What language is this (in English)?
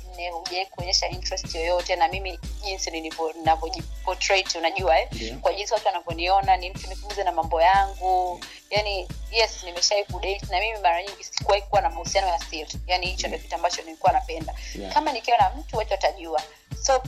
Swahili